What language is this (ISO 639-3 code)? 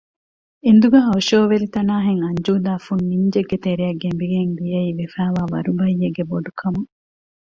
div